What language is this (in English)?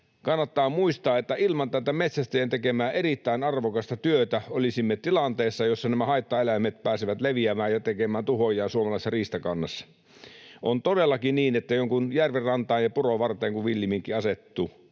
Finnish